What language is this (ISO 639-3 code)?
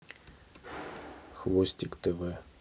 rus